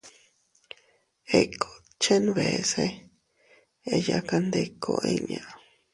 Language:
Teutila Cuicatec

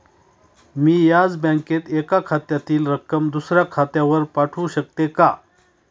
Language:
Marathi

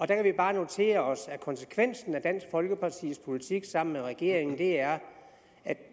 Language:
Danish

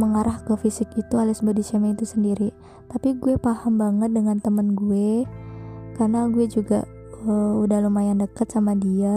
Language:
Indonesian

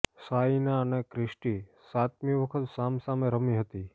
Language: Gujarati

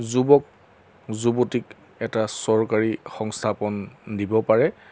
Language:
Assamese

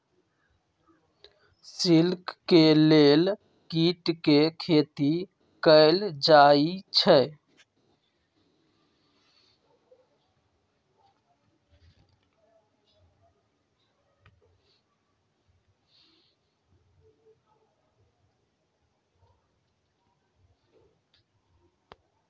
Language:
Magahi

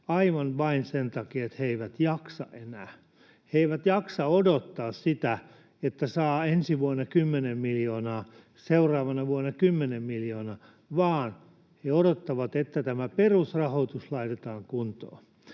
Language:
Finnish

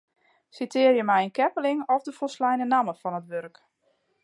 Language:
Western Frisian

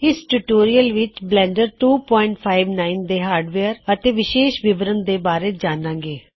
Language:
Punjabi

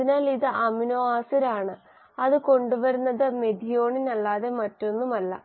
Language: Malayalam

